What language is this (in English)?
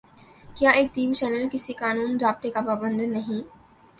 Urdu